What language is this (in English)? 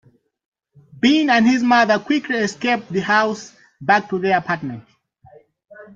English